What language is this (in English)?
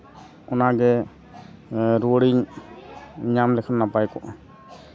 Santali